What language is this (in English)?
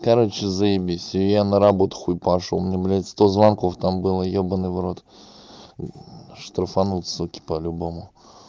Russian